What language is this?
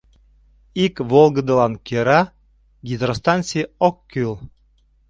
Mari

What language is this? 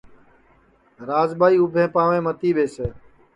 Sansi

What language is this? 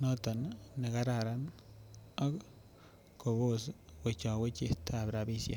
Kalenjin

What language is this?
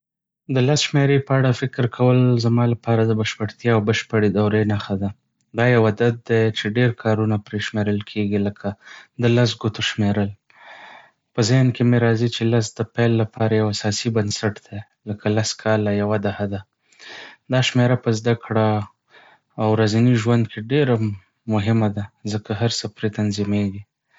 Pashto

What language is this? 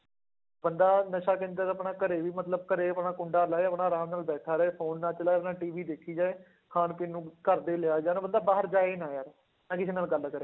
Punjabi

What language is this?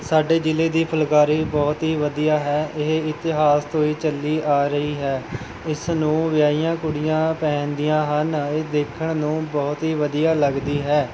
Punjabi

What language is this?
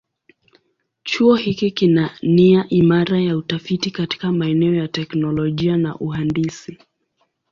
Swahili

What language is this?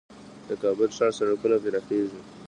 Pashto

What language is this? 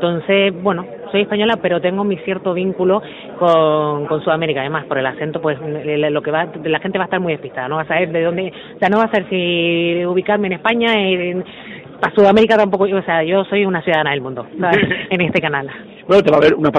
Spanish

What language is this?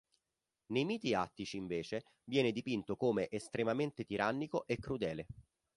Italian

